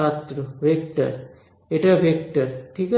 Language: Bangla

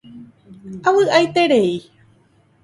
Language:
Guarani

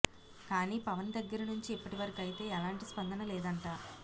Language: Telugu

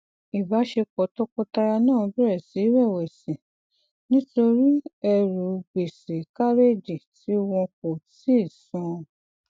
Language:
Yoruba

